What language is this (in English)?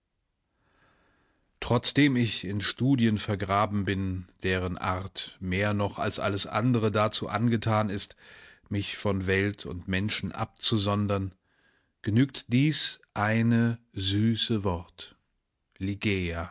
German